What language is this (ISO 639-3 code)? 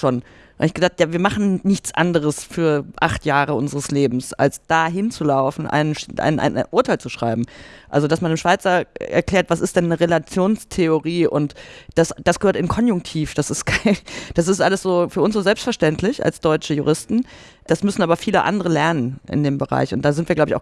deu